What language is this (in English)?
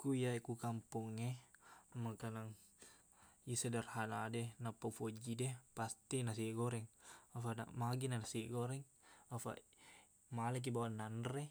Buginese